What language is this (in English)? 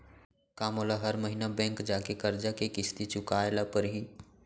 Chhattisgarhi